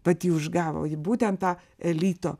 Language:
Lithuanian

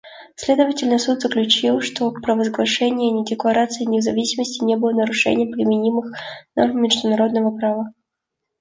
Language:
Russian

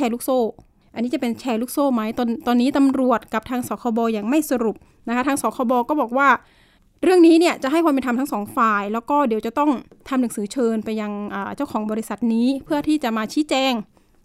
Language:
Thai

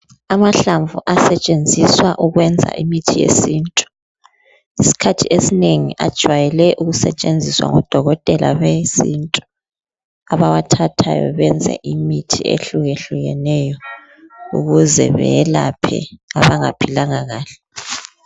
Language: North Ndebele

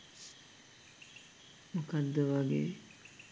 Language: Sinhala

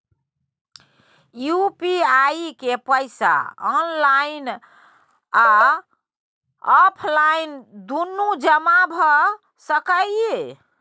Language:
Maithili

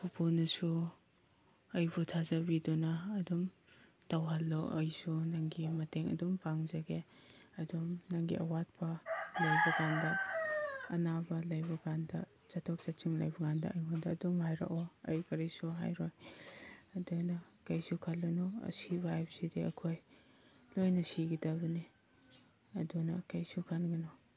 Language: Manipuri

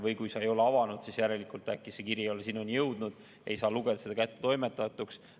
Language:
Estonian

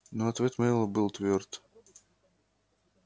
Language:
Russian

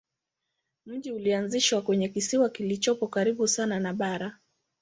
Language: Swahili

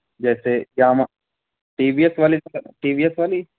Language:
Urdu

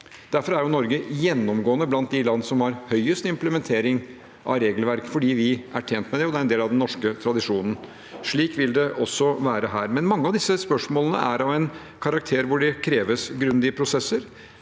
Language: Norwegian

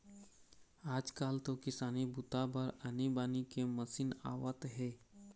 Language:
Chhattisgarhi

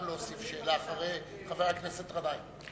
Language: Hebrew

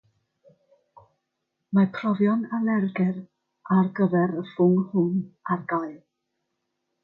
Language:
Welsh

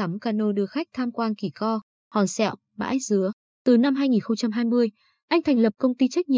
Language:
Vietnamese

